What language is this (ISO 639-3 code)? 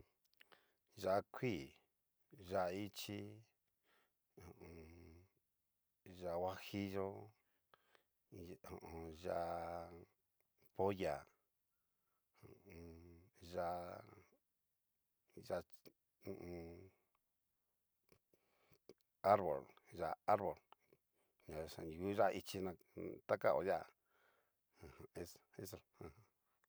miu